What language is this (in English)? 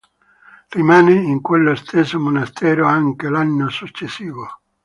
Italian